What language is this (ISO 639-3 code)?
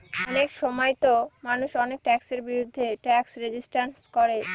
ben